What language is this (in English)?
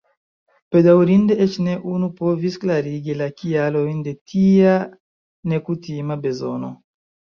Esperanto